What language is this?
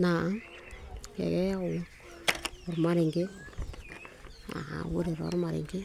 Masai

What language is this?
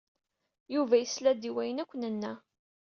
Kabyle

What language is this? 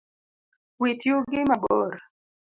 Luo (Kenya and Tanzania)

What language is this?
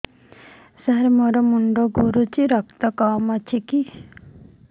Odia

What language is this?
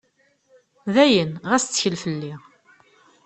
Kabyle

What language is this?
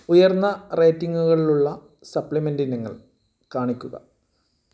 Malayalam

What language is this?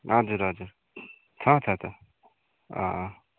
Nepali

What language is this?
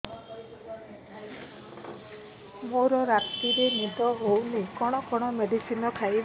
Odia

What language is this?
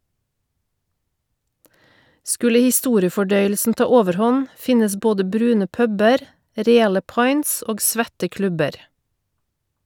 Norwegian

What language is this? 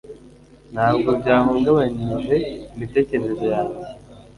Kinyarwanda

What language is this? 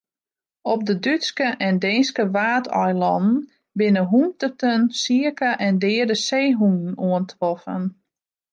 Western Frisian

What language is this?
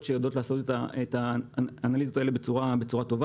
Hebrew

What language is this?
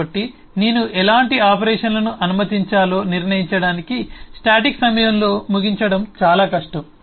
Telugu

